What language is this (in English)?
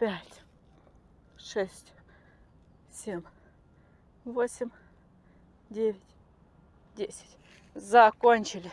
Russian